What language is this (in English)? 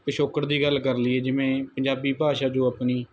Punjabi